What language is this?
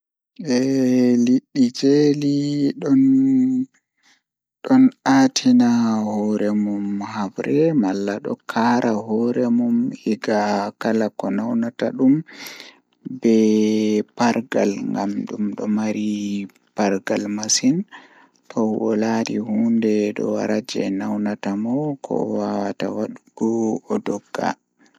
Fula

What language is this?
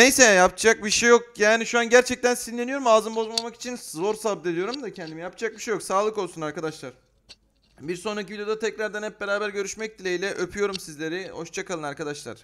Turkish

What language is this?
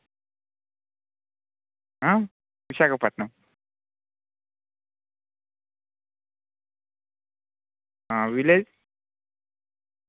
Telugu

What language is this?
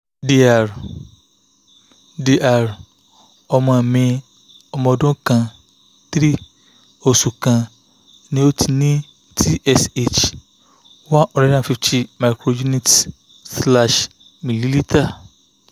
Yoruba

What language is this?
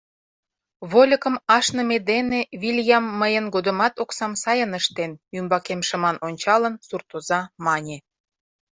Mari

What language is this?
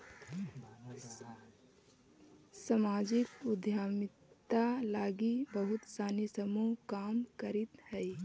Magahi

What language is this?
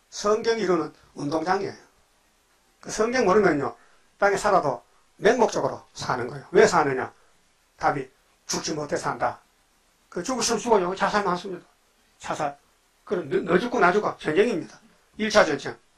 Korean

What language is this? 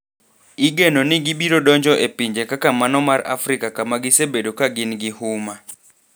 Luo (Kenya and Tanzania)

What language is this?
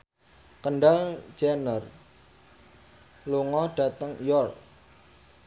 Javanese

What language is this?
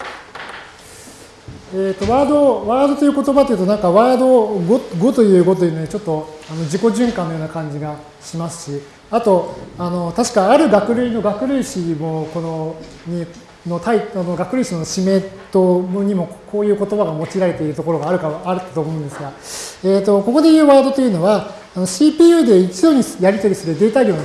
Japanese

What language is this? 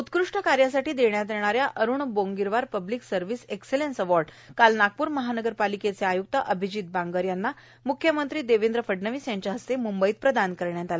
Marathi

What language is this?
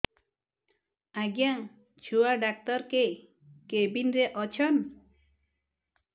Odia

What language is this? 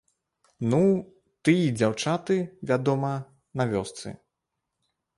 Belarusian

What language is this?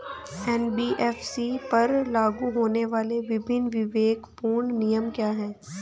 Hindi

